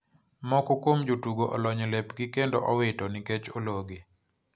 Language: Luo (Kenya and Tanzania)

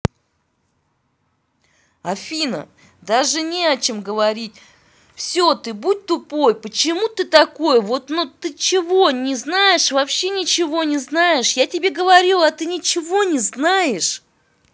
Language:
Russian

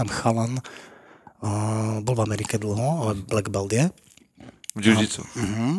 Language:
Slovak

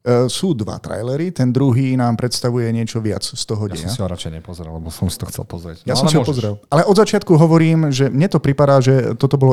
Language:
Slovak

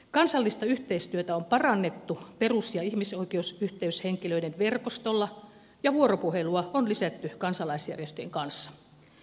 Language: Finnish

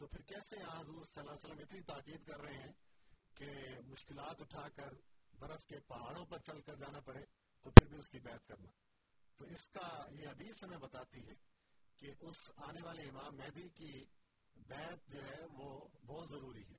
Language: Urdu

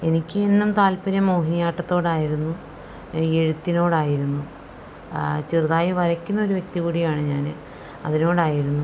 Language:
Malayalam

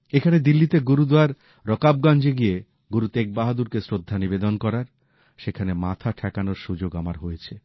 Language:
Bangla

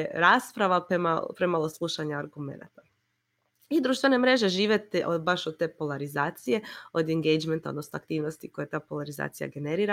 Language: Croatian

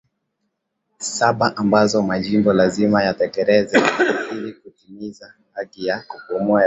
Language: Swahili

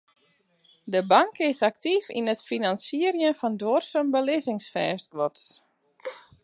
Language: Western Frisian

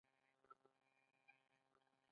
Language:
Pashto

